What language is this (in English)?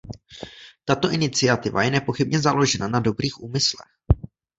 Czech